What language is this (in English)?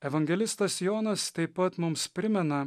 Lithuanian